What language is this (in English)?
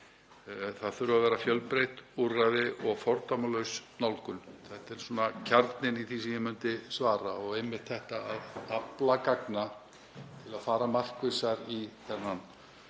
Icelandic